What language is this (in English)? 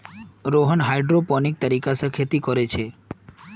Magahi